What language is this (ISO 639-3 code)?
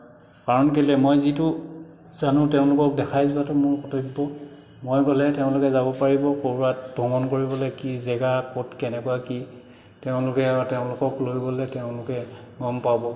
asm